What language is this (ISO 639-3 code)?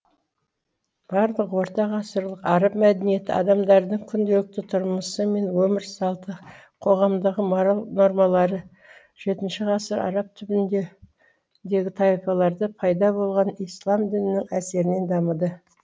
kaz